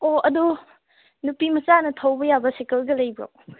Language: Manipuri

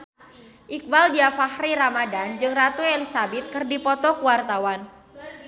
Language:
Sundanese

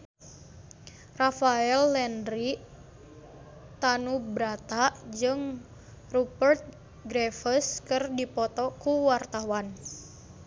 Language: Sundanese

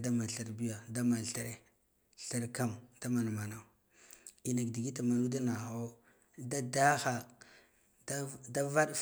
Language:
Guduf-Gava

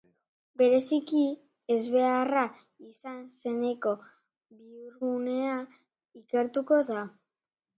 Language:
Basque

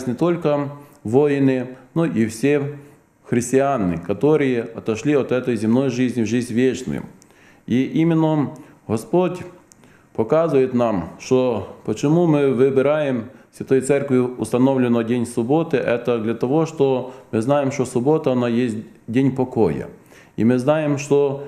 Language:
Russian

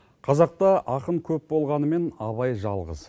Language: Kazakh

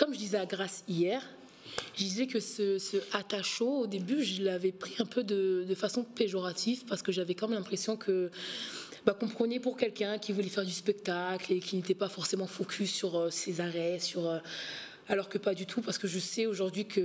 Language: French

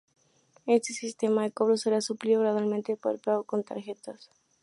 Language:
Spanish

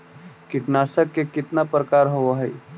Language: Magahi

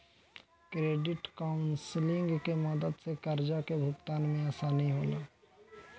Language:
Bhojpuri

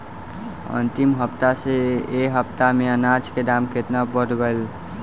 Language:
Bhojpuri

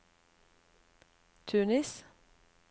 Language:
Norwegian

